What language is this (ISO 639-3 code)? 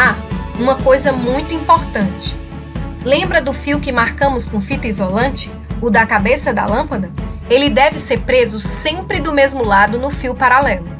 por